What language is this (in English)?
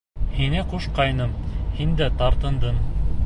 Bashkir